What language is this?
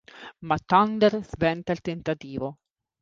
Italian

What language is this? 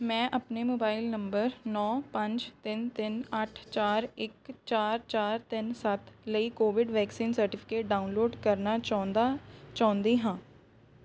Punjabi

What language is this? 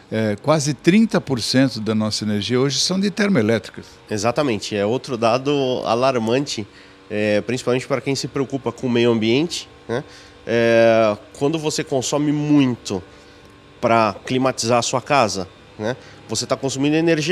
Portuguese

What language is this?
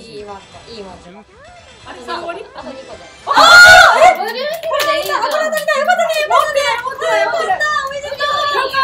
Japanese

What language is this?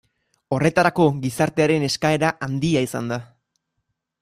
Basque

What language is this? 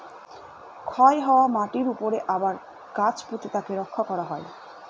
Bangla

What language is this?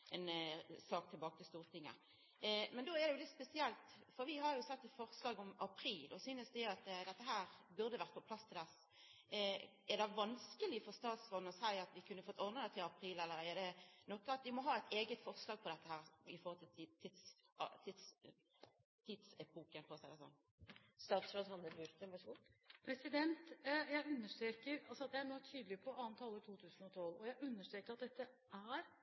Norwegian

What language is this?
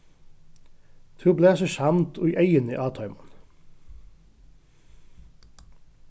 Faroese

